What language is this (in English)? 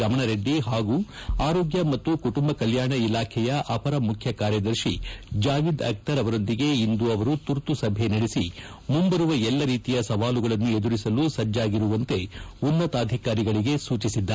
Kannada